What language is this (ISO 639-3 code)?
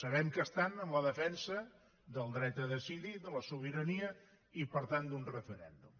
cat